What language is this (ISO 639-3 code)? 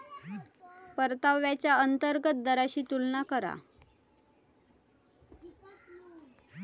mar